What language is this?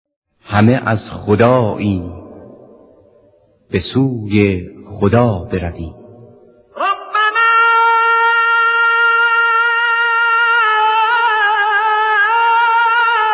Persian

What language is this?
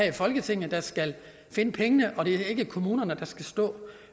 Danish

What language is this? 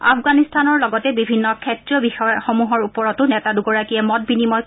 Assamese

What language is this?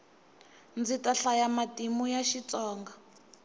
Tsonga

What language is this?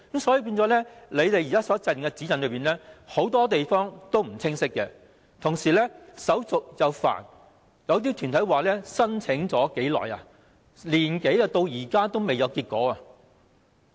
Cantonese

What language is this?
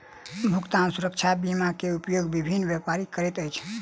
Maithili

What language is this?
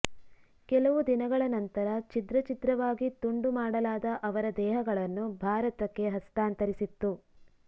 Kannada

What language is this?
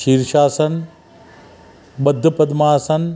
Sindhi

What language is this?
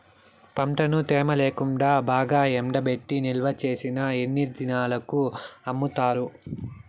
Telugu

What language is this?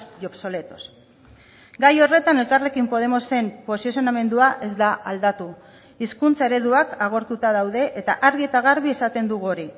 Basque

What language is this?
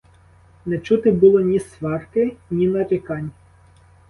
Ukrainian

